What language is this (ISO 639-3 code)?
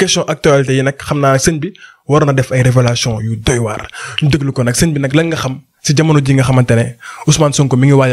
ara